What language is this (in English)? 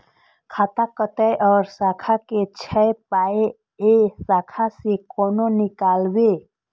Maithili